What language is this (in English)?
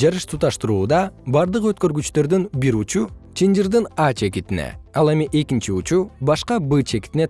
Kyrgyz